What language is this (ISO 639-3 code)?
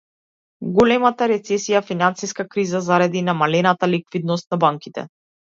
mkd